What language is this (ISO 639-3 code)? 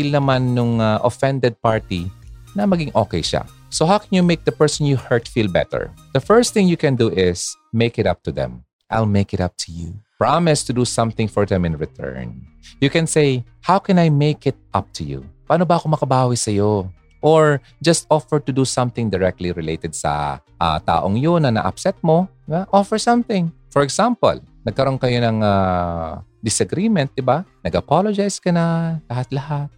fil